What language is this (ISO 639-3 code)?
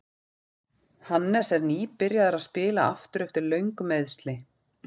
isl